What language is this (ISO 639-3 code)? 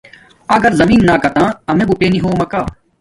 dmk